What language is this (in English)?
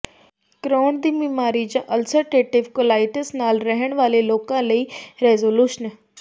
Punjabi